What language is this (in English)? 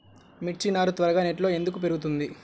Telugu